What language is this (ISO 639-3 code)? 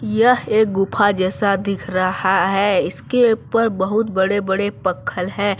hin